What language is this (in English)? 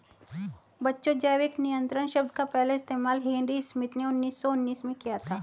Hindi